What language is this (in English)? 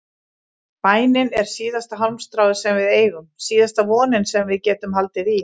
Icelandic